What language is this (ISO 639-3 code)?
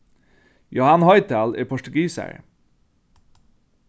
fao